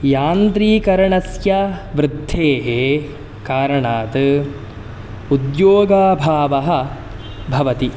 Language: Sanskrit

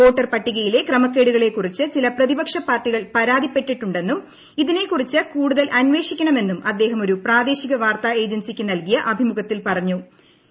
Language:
Malayalam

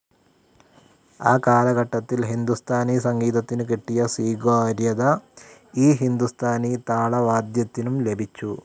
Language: Malayalam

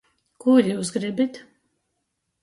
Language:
Latgalian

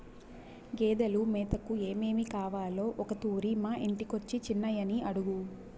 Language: Telugu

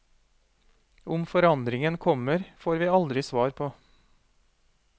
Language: Norwegian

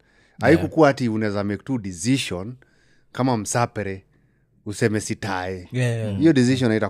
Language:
Swahili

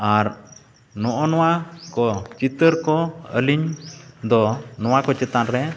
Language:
Santali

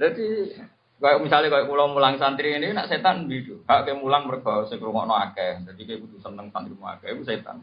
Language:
Indonesian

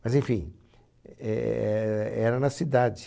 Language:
Portuguese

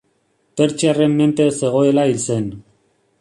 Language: Basque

